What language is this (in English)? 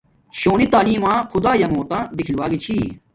Domaaki